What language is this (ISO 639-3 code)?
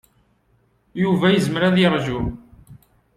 kab